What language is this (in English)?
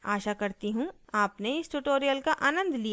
Hindi